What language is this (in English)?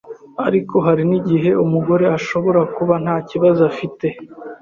Kinyarwanda